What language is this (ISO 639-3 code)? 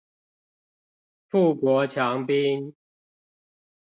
zho